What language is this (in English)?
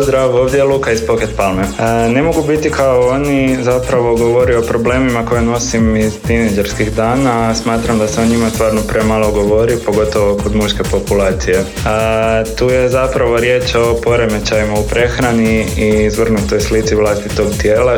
Croatian